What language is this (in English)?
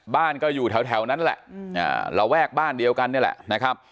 Thai